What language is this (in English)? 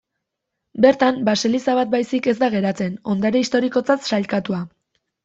Basque